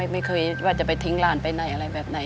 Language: Thai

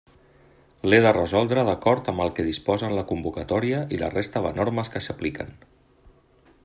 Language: Catalan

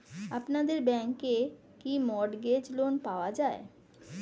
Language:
Bangla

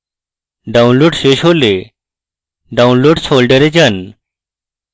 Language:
Bangla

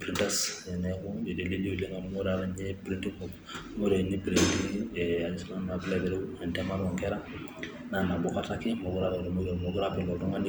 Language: Masai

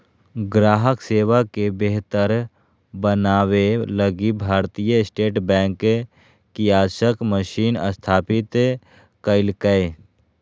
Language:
Magahi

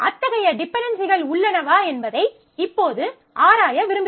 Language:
Tamil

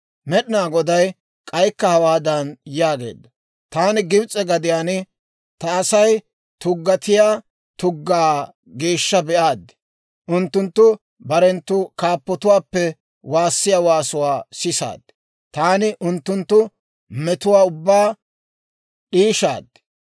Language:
Dawro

